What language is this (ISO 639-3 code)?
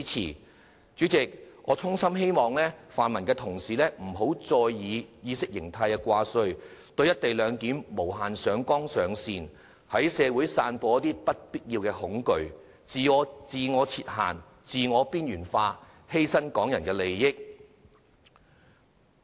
yue